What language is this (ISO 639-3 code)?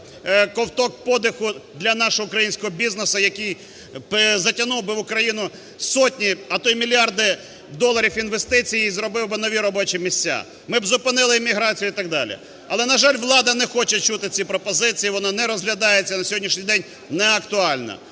ukr